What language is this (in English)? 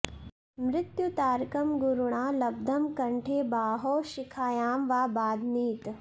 Sanskrit